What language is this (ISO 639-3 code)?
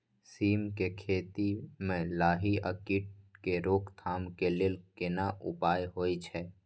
mai